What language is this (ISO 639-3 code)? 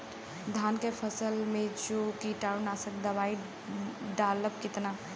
bho